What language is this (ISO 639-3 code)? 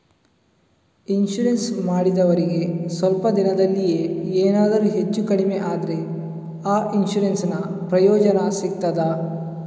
kan